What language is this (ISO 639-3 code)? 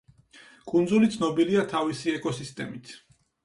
kat